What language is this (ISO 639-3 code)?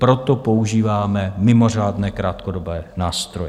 ces